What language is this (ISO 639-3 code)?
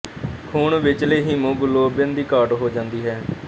pan